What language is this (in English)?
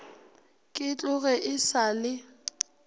Northern Sotho